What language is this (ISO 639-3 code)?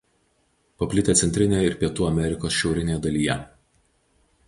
lit